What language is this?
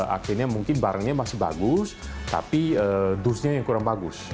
Indonesian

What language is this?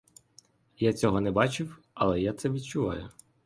Ukrainian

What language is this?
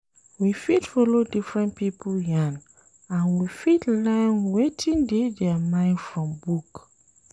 Nigerian Pidgin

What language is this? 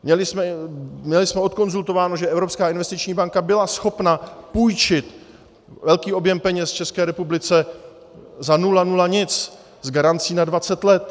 Czech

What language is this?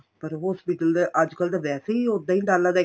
Punjabi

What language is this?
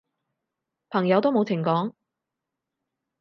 Cantonese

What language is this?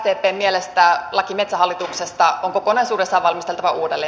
Finnish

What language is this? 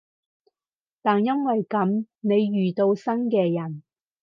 Cantonese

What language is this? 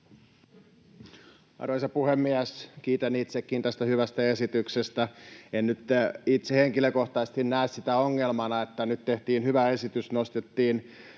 Finnish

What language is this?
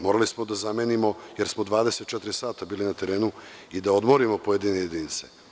Serbian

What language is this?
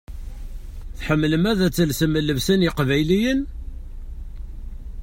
Kabyle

